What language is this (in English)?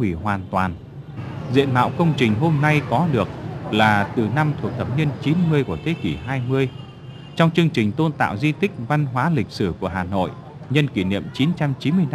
Vietnamese